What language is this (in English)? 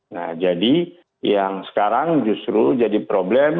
Indonesian